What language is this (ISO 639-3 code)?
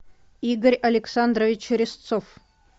rus